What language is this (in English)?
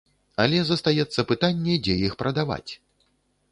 Belarusian